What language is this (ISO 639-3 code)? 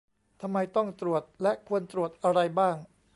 tha